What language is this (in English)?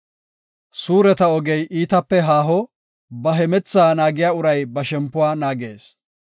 Gofa